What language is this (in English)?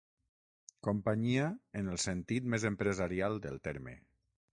Catalan